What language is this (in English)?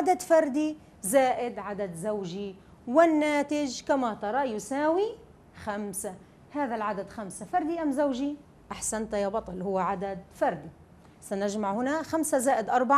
Arabic